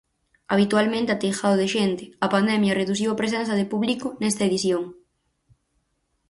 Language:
Galician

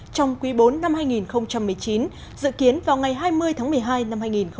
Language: Vietnamese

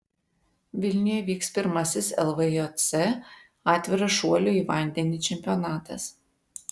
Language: Lithuanian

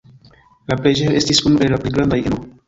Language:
Esperanto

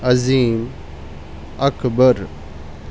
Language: Urdu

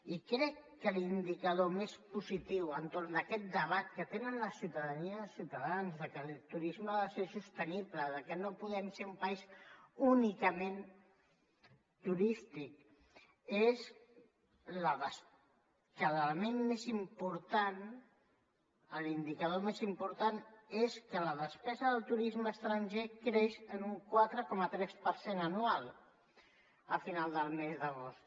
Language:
Catalan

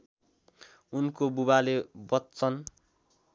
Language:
Nepali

